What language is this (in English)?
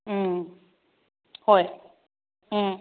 Manipuri